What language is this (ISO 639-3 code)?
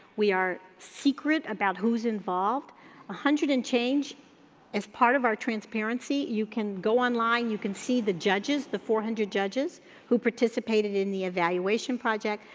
eng